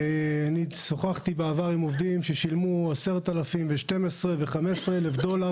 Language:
Hebrew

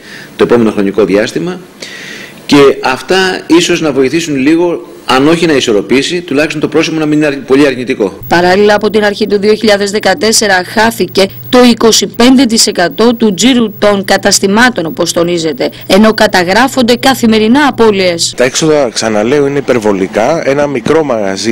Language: Greek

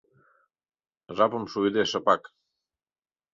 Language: Mari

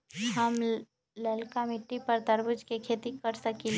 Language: Magahi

